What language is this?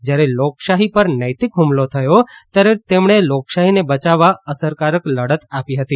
Gujarati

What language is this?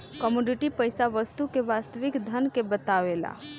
Bhojpuri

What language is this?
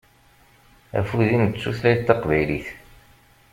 Kabyle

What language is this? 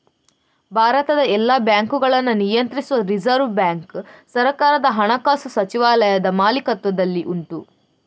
Kannada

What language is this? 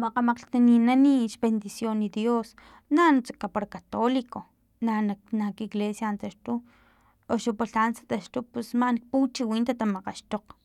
Filomena Mata-Coahuitlán Totonac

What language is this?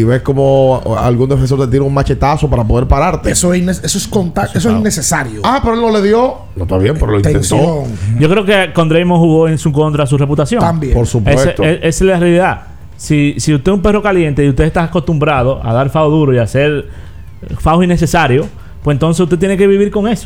Spanish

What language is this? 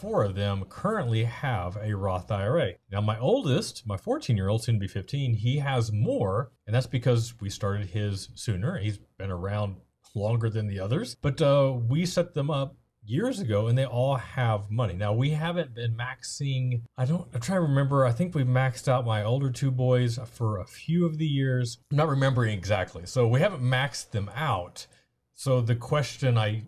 English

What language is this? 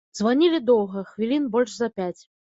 Belarusian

